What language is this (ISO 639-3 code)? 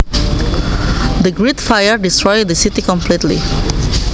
jav